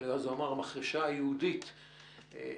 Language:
Hebrew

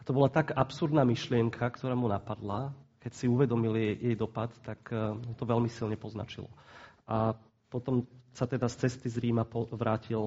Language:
Slovak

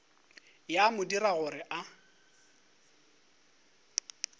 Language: Northern Sotho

